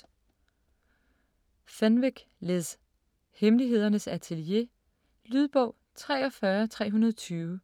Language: Danish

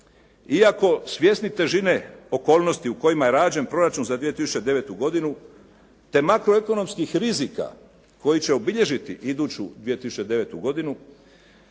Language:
Croatian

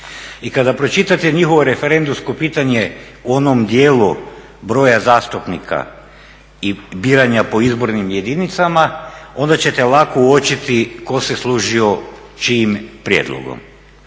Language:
Croatian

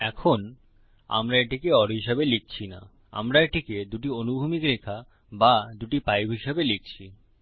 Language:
Bangla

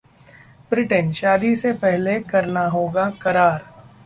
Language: Hindi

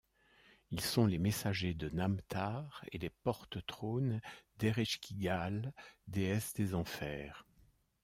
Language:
French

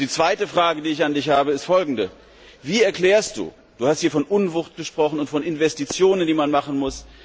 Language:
German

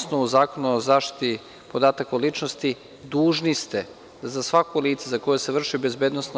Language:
Serbian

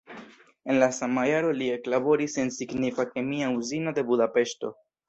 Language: Esperanto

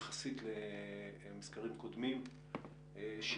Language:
Hebrew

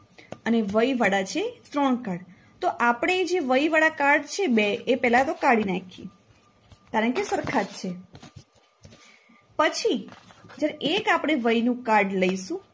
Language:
Gujarati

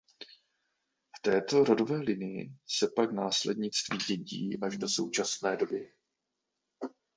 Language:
Czech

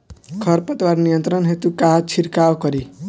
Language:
Bhojpuri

